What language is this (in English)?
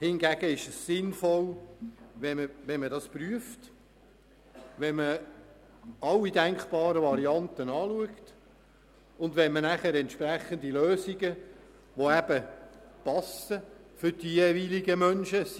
Swiss German